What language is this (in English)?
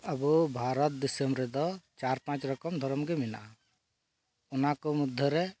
Santali